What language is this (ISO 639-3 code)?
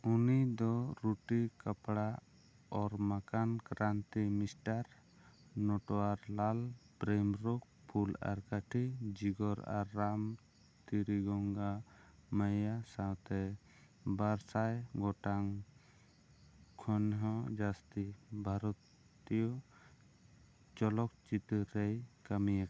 sat